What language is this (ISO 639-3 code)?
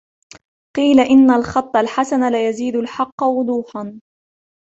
ara